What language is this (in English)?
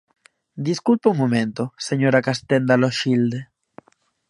Galician